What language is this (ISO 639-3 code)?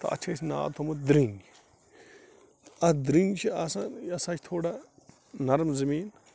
kas